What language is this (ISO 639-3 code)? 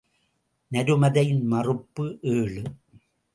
tam